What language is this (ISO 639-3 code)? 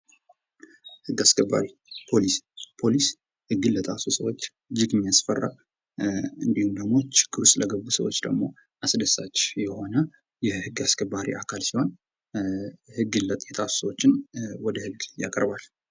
amh